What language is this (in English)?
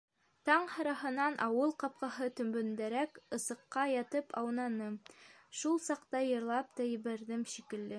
Bashkir